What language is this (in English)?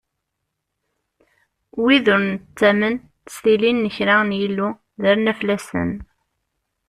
Kabyle